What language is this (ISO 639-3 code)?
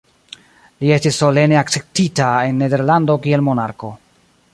epo